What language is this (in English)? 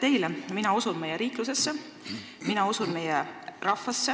Estonian